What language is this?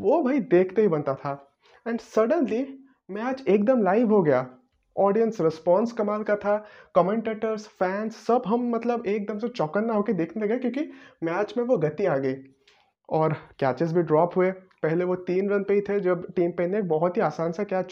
Hindi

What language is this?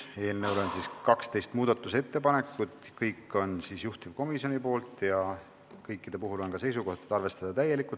Estonian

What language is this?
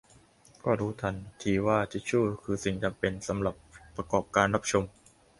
Thai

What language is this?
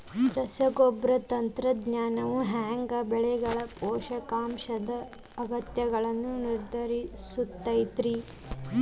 Kannada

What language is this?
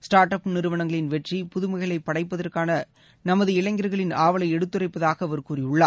Tamil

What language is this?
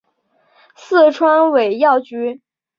Chinese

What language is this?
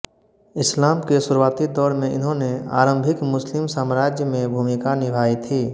Hindi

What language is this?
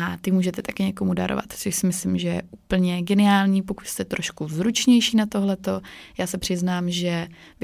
Czech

